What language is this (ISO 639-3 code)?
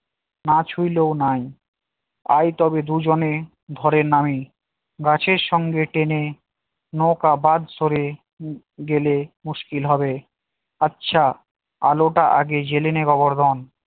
ben